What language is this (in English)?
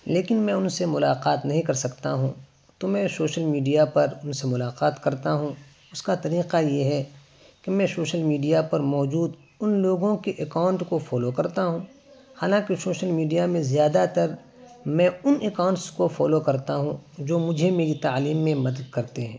Urdu